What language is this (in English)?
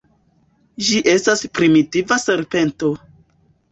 Esperanto